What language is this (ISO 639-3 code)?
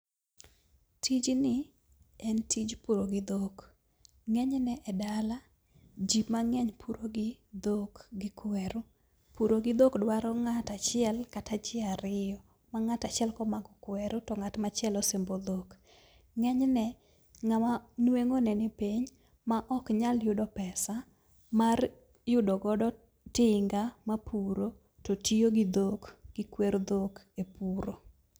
luo